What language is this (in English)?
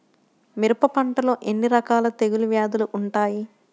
Telugu